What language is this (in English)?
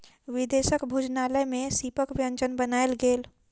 Maithili